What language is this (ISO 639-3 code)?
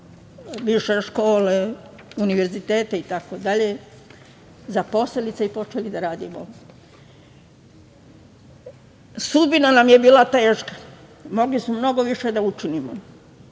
srp